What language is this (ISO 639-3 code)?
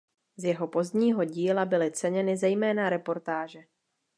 ces